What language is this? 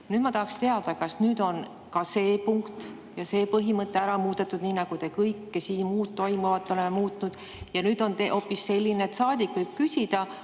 Estonian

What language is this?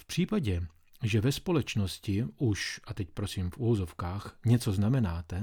Czech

